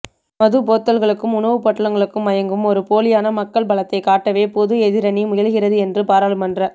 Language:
Tamil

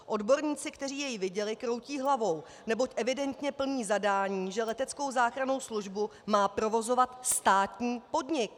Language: Czech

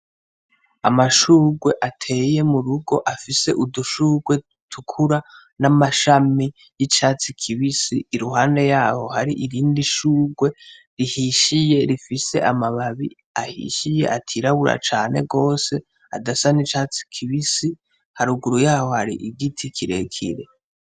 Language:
Rundi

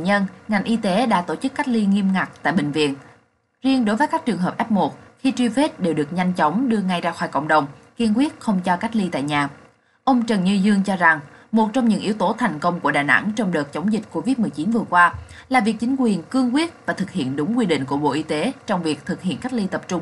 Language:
Vietnamese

